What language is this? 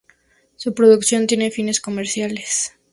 Spanish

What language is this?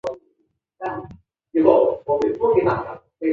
Chinese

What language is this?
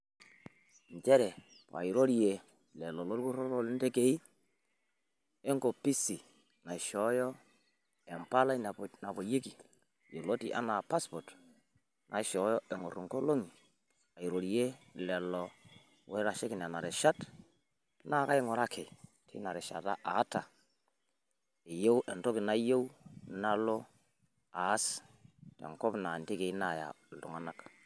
Masai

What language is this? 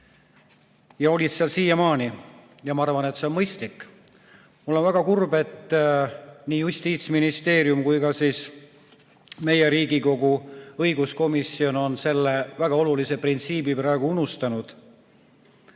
Estonian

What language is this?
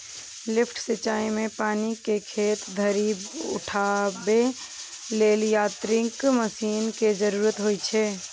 Maithili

